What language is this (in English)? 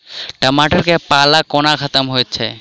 Maithili